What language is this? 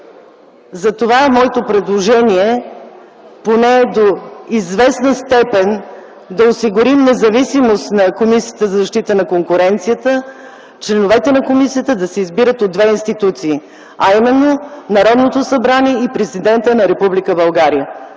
Bulgarian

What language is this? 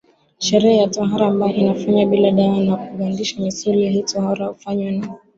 Swahili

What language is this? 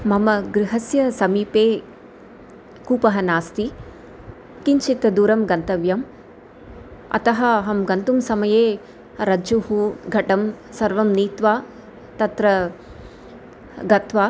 Sanskrit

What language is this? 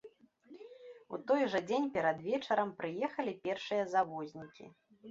Belarusian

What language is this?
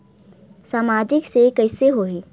Chhattisgarhi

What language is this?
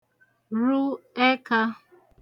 Igbo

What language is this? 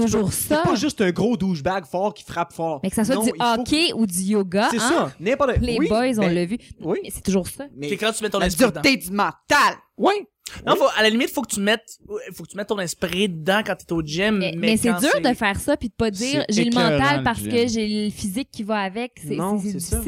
French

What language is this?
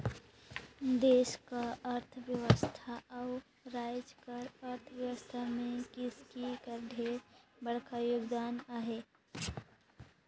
Chhattisgarhi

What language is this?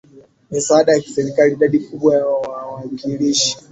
Swahili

